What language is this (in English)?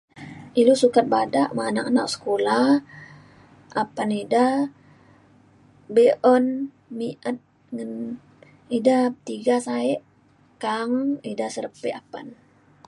Mainstream Kenyah